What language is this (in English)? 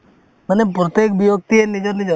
Assamese